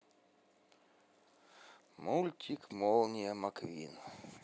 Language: Russian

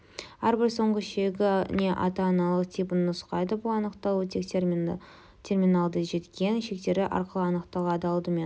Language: Kazakh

